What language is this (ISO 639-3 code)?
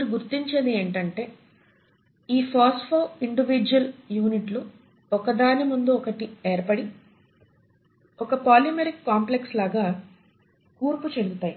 tel